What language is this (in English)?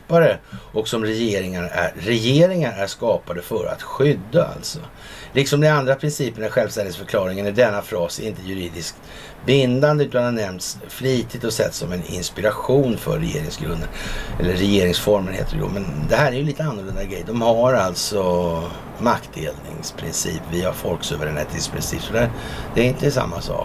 Swedish